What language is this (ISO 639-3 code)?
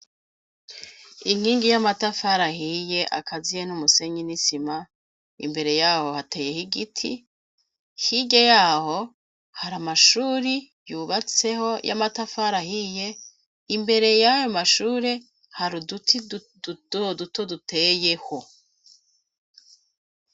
run